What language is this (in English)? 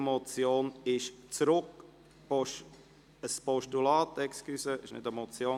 Swiss German